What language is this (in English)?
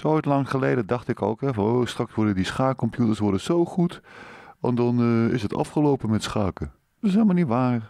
Dutch